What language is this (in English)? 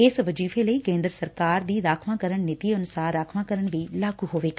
Punjabi